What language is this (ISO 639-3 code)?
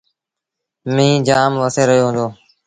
sbn